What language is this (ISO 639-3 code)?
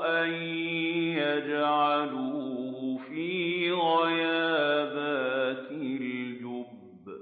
ara